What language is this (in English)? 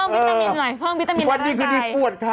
Thai